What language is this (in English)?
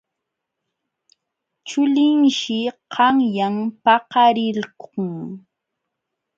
Jauja Wanca Quechua